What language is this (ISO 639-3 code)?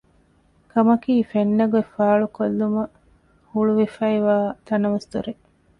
div